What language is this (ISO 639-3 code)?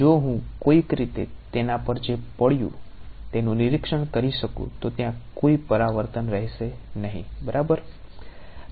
guj